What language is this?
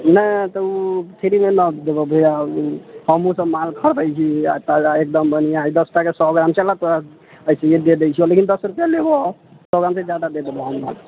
Maithili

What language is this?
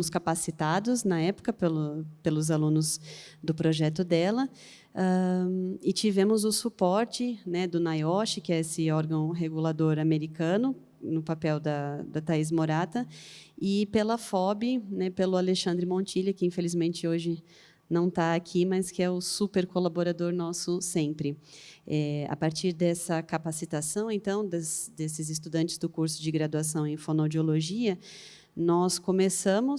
Portuguese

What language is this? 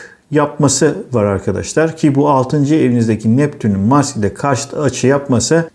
Turkish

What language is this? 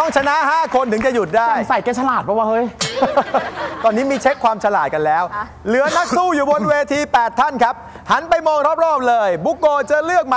Thai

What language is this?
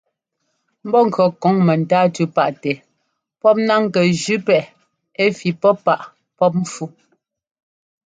Ngomba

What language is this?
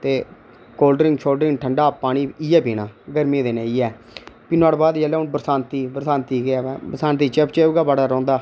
Dogri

